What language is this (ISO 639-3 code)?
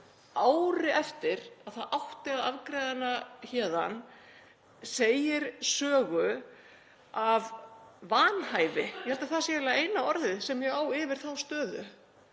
isl